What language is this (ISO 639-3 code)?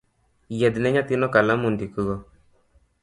luo